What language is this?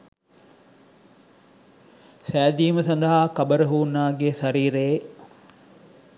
Sinhala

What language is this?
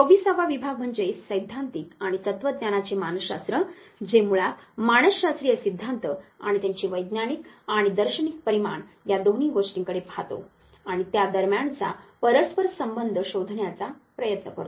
Marathi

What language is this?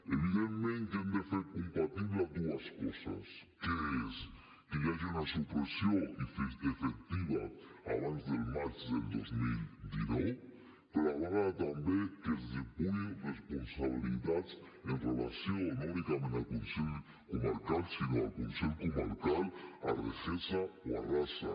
Catalan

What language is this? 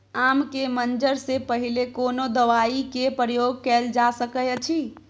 Maithili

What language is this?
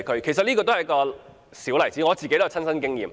Cantonese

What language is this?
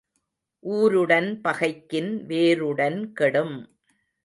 Tamil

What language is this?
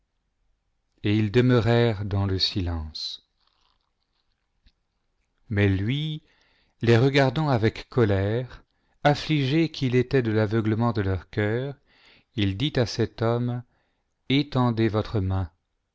French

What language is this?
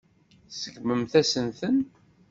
Kabyle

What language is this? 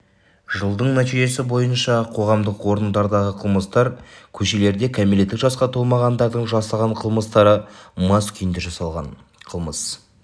Kazakh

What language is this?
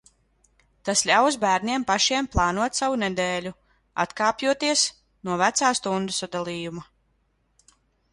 Latvian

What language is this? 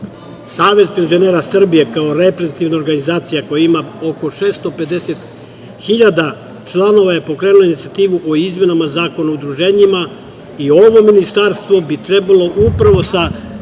Serbian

